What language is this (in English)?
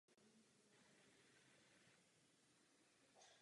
Czech